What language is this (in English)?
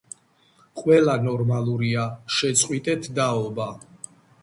Georgian